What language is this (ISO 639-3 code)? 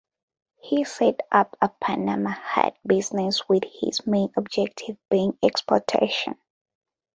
eng